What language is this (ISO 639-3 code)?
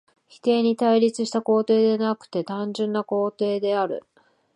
jpn